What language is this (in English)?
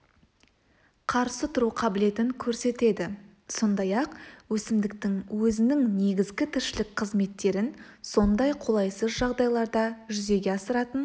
Kazakh